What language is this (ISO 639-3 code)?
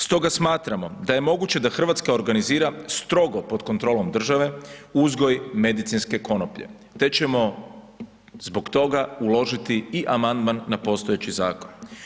hrv